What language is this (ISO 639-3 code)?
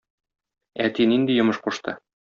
tat